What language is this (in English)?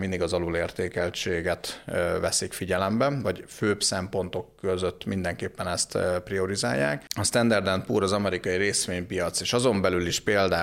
Hungarian